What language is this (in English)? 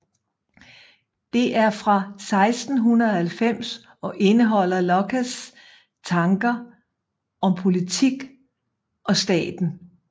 Danish